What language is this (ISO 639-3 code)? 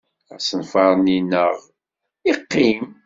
kab